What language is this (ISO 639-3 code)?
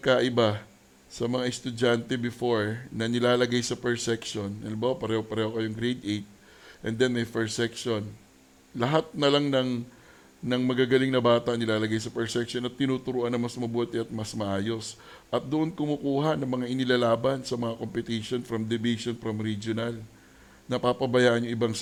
fil